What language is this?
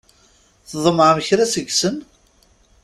Kabyle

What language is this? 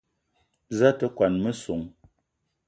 Eton (Cameroon)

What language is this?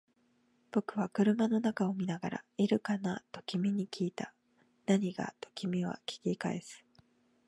Japanese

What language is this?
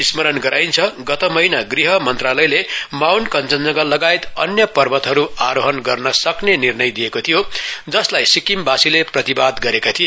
Nepali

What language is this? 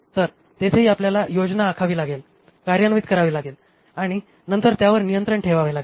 Marathi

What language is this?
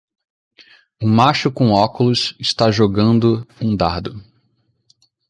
Portuguese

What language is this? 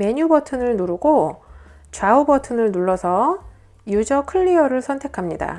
Korean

